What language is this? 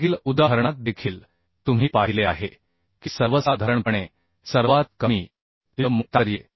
Marathi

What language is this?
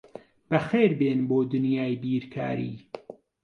Central Kurdish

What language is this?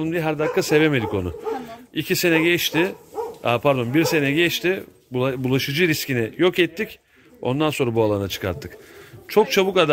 Turkish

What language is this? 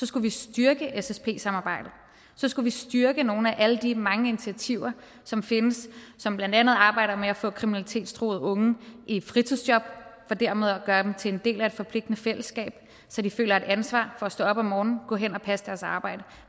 Danish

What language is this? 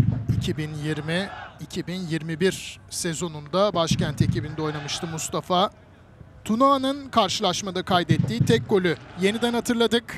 Turkish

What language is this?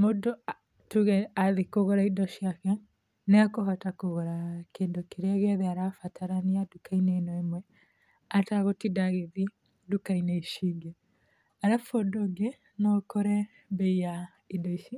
Kikuyu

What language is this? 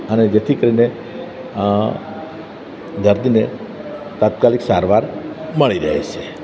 Gujarati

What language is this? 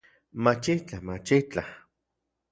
Central Puebla Nahuatl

